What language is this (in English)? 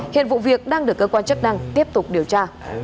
Vietnamese